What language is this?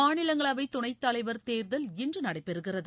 Tamil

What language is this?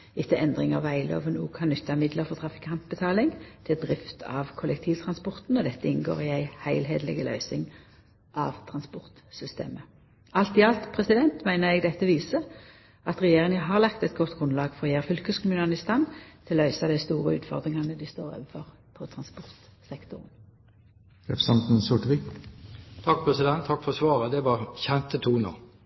Norwegian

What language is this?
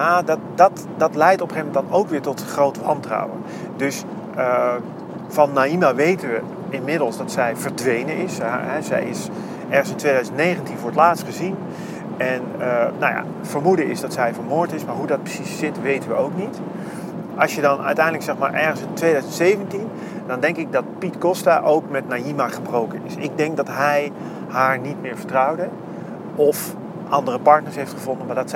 Dutch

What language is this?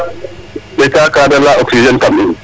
Serer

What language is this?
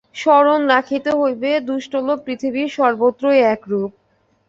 Bangla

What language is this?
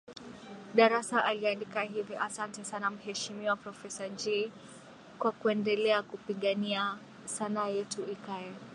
Swahili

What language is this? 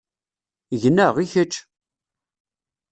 Kabyle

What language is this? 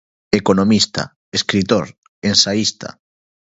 Galician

